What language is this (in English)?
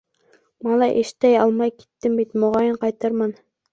Bashkir